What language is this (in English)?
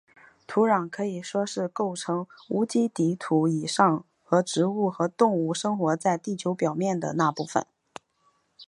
Chinese